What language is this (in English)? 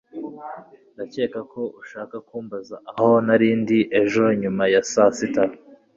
Kinyarwanda